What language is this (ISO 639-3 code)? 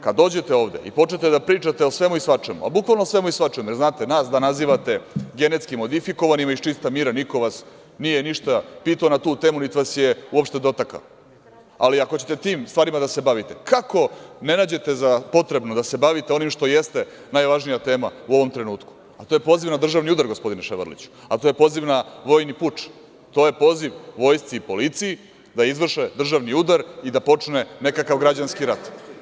srp